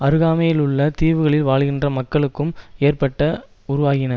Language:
Tamil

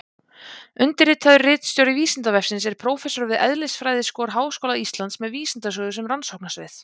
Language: Icelandic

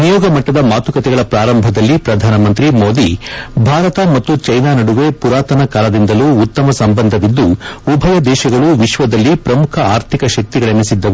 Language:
Kannada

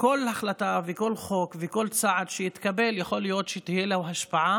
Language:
Hebrew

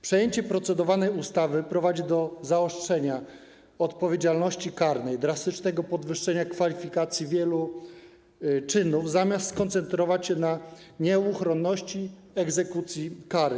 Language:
Polish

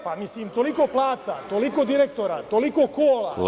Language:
Serbian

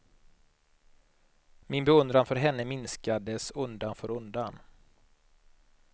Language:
Swedish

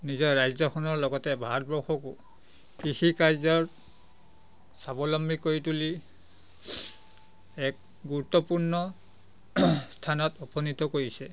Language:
Assamese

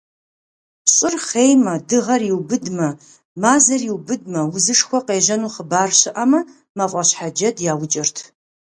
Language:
Kabardian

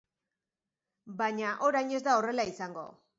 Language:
Basque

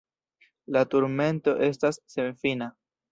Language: Esperanto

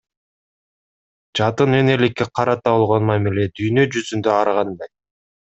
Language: Kyrgyz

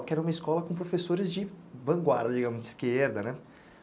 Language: Portuguese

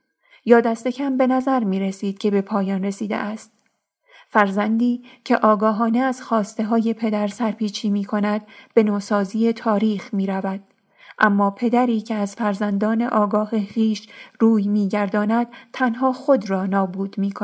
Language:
Persian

